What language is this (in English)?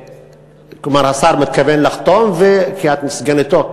Hebrew